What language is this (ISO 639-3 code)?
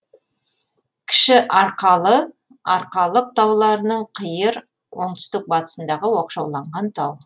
kaz